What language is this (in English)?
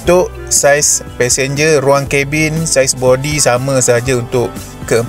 Malay